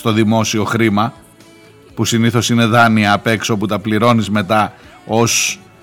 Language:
Greek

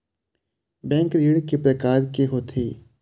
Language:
Chhattisgarhi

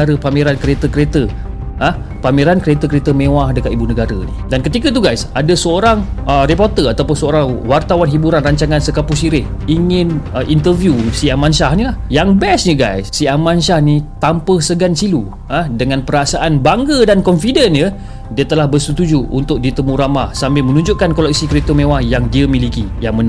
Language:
Malay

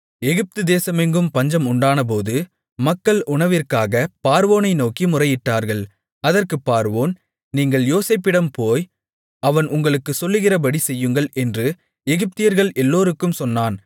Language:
Tamil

